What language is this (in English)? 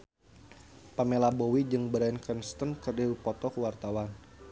Sundanese